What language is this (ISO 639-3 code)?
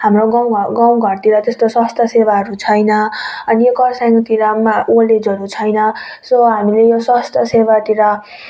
nep